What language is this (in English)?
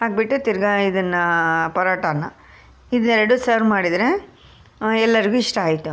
Kannada